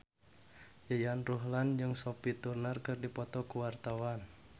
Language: Sundanese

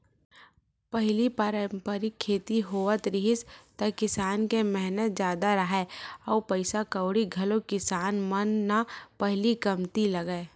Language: Chhattisgarhi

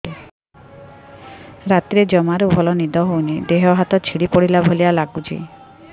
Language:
Odia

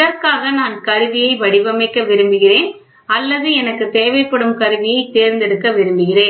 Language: Tamil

